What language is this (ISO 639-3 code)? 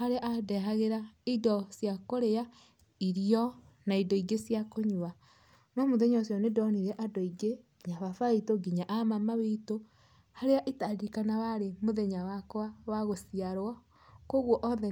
kik